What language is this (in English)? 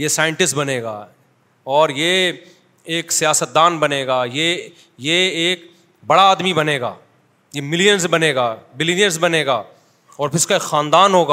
Urdu